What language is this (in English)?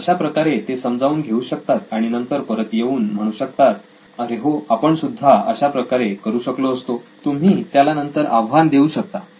Marathi